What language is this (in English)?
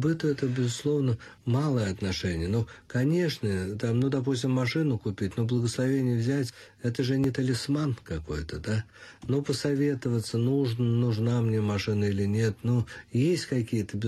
Russian